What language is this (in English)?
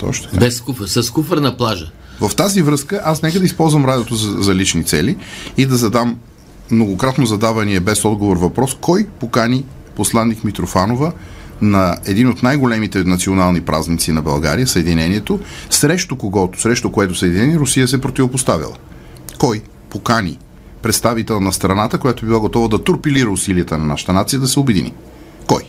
Bulgarian